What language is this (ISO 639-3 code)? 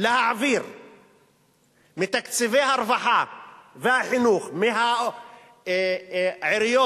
heb